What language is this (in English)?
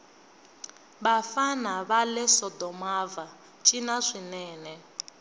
Tsonga